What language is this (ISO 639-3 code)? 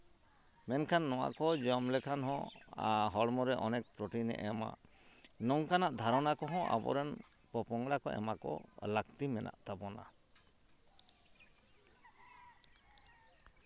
sat